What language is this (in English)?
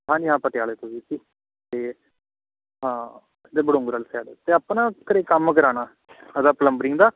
Punjabi